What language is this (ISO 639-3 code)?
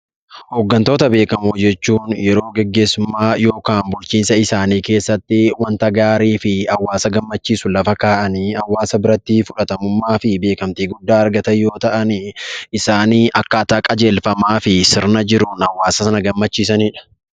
orm